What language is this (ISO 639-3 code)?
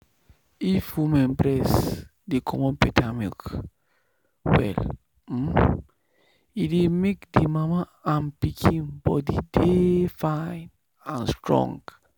pcm